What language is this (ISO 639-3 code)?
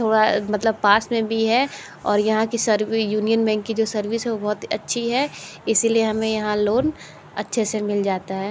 hin